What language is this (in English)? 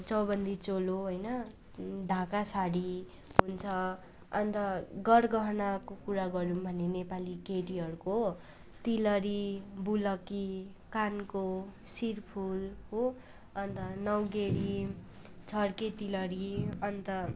Nepali